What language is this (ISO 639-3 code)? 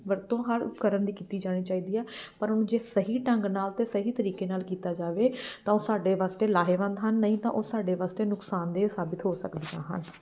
pan